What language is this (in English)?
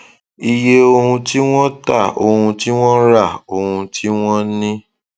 Yoruba